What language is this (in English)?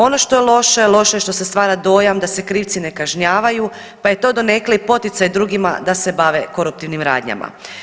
Croatian